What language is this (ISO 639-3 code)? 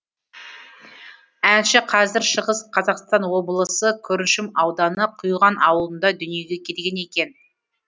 kaz